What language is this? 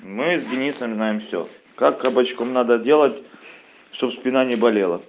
Russian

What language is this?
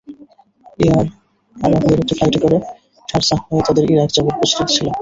Bangla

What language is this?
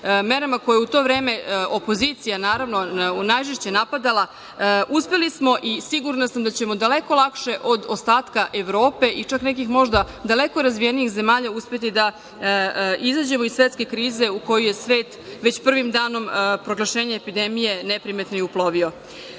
Serbian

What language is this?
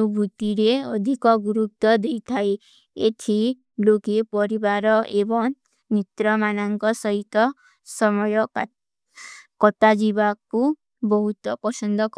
Kui (India)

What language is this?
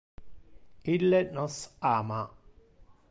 Interlingua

